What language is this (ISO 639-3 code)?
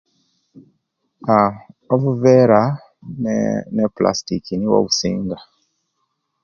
lke